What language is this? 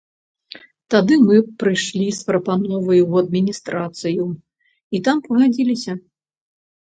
Belarusian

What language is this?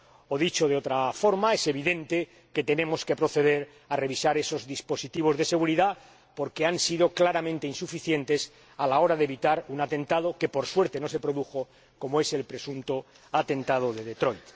Spanish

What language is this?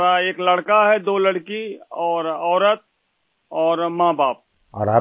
Urdu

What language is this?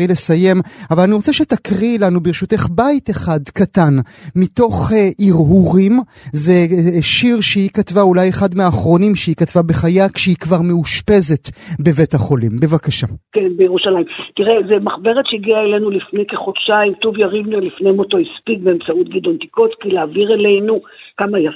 Hebrew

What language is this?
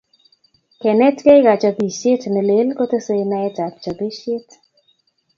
Kalenjin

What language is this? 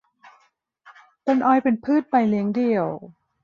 Thai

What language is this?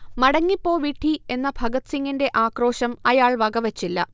Malayalam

